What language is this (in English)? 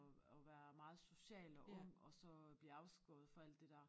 Danish